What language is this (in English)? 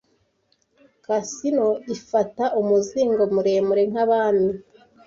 Kinyarwanda